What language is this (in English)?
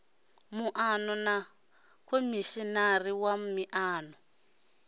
Venda